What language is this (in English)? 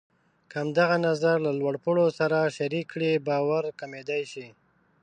Pashto